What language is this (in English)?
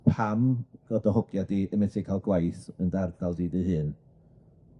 Welsh